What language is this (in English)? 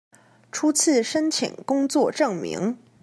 Chinese